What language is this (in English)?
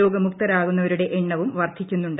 Malayalam